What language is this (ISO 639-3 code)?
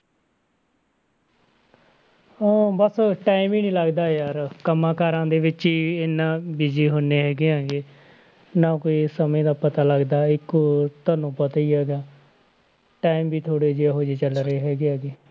pan